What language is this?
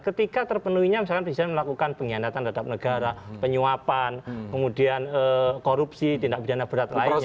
Indonesian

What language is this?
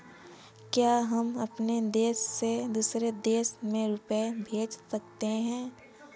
Hindi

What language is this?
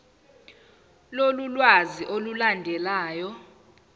Zulu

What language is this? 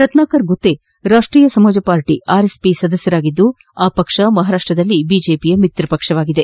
Kannada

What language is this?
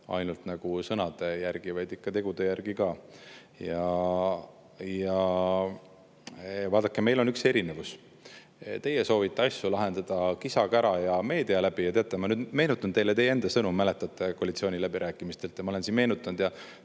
Estonian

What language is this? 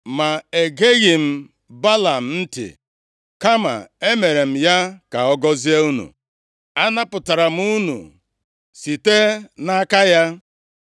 Igbo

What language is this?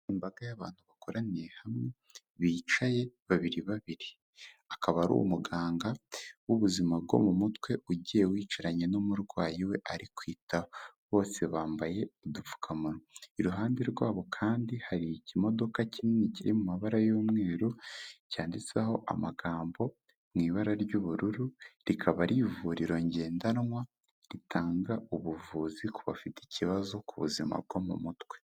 Kinyarwanda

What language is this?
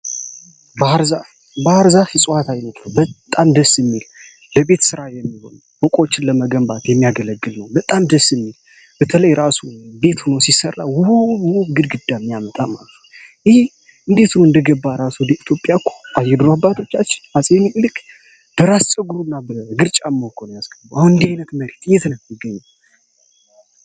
Amharic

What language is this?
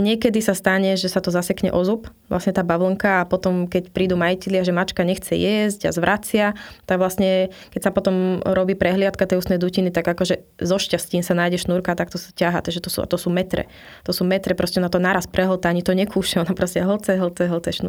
Slovak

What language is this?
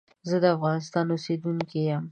Pashto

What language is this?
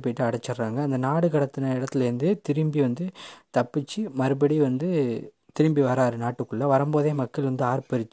Tamil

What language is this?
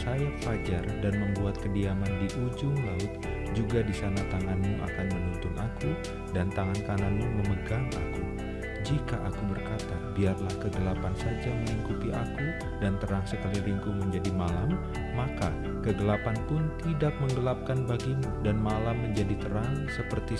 Indonesian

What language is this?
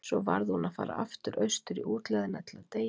Icelandic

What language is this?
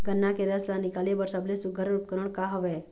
Chhattisgarhi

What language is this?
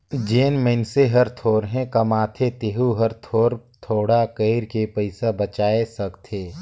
Chhattisgarhi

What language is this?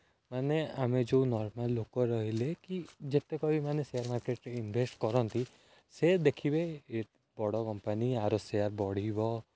Odia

